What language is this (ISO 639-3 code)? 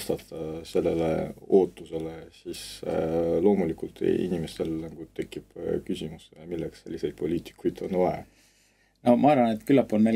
rus